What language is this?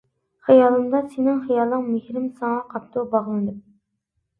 Uyghur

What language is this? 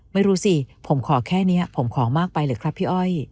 Thai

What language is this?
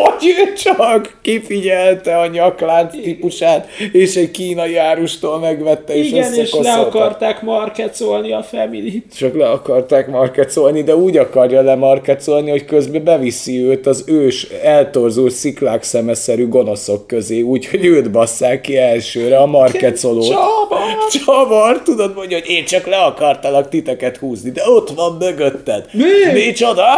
Hungarian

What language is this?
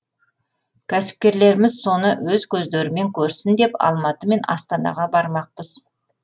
Kazakh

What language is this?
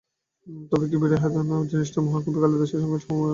Bangla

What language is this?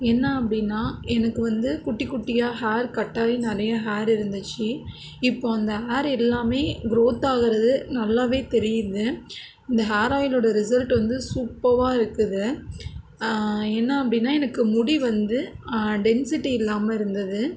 Tamil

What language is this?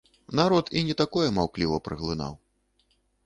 Belarusian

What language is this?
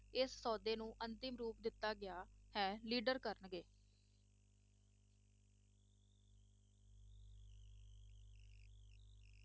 Punjabi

